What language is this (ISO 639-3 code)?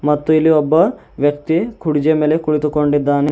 kan